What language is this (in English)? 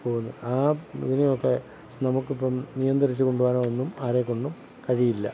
Malayalam